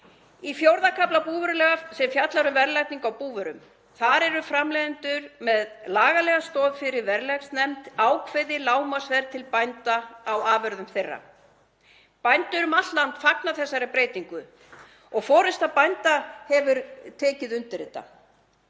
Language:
Icelandic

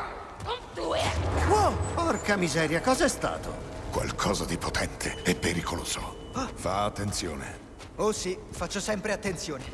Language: Italian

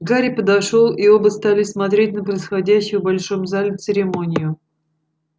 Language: Russian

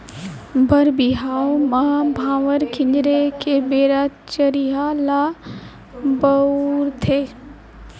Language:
Chhattisgarhi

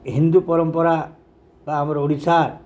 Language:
Odia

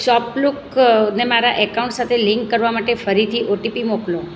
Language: Gujarati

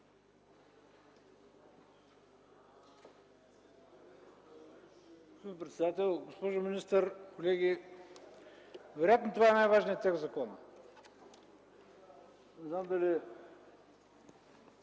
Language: Bulgarian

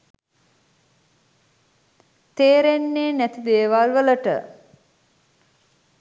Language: Sinhala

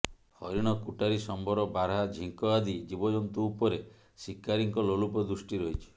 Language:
Odia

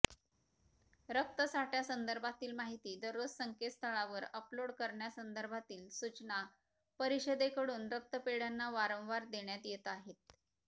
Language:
Marathi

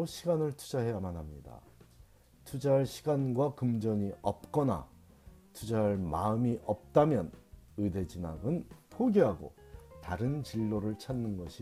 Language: Korean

